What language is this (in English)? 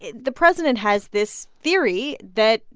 English